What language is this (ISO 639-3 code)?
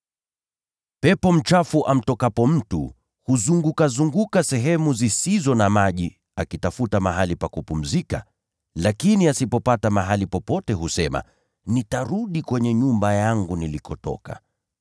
swa